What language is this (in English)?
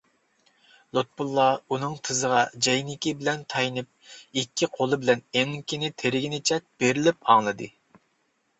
Uyghur